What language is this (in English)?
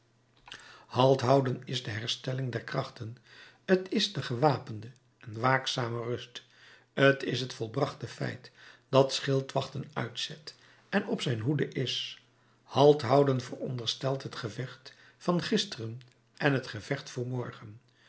Dutch